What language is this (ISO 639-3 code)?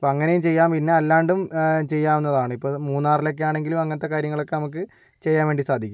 mal